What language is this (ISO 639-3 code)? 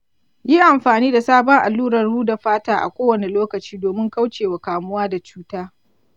hau